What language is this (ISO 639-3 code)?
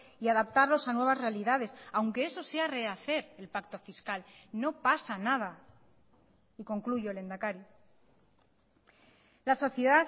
spa